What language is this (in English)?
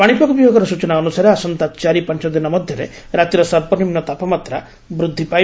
Odia